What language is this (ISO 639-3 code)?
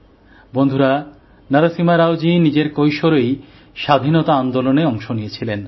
ben